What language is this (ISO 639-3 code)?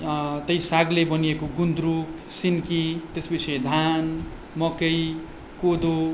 nep